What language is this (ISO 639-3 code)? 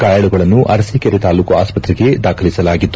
kan